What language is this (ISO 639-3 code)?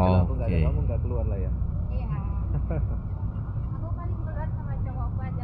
ind